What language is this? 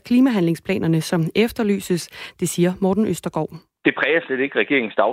Danish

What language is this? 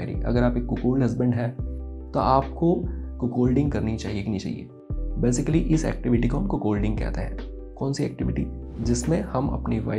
Hindi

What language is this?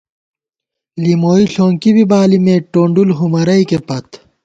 Gawar-Bati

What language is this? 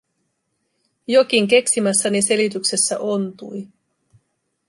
Finnish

